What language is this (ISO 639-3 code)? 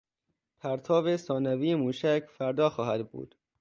fas